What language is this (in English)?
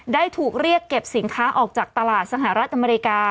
Thai